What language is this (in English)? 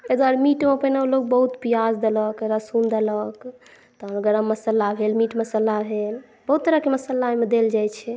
Maithili